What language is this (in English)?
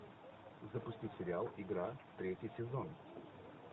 Russian